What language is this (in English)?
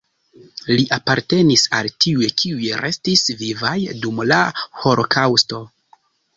Esperanto